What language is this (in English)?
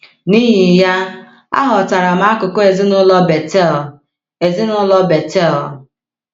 Igbo